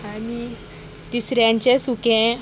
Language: Konkani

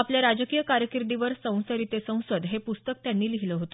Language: Marathi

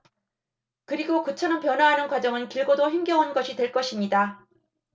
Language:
Korean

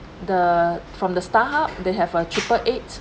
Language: English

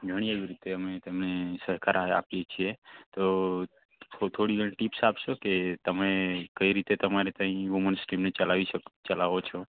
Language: Gujarati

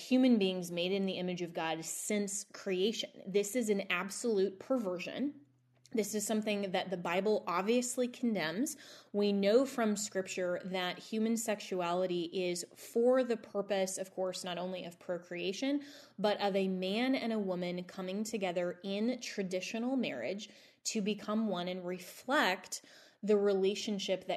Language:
English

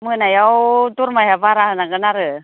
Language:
Bodo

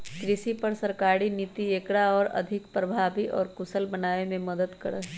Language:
Magahi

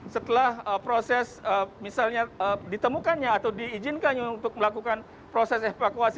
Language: Indonesian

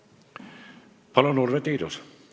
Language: Estonian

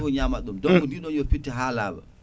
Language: Fula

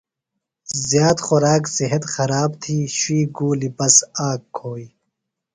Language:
Phalura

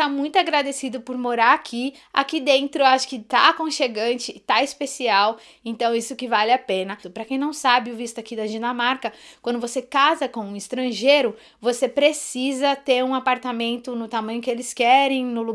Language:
Portuguese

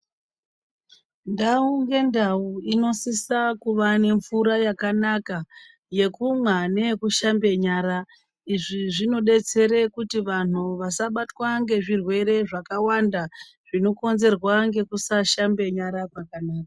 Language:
Ndau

